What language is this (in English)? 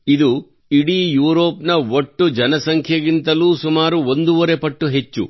Kannada